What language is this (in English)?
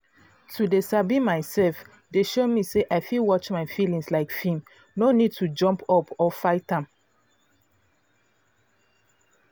Nigerian Pidgin